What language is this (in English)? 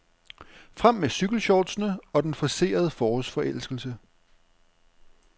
Danish